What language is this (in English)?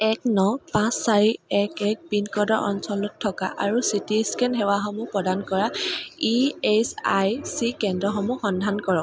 Assamese